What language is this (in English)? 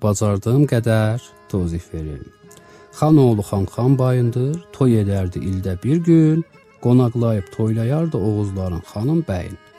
Turkish